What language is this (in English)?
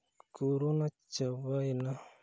Santali